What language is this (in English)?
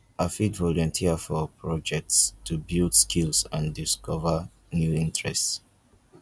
Nigerian Pidgin